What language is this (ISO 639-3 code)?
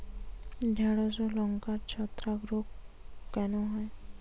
ben